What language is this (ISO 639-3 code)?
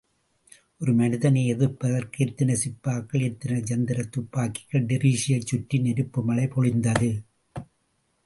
tam